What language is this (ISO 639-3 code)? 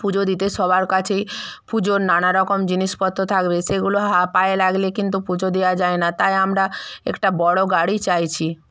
ben